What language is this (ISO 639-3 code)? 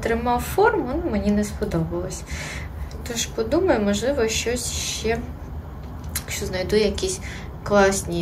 ukr